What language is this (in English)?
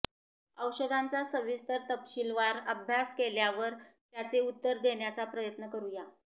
Marathi